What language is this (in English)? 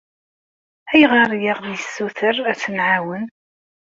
Kabyle